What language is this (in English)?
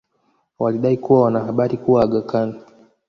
Swahili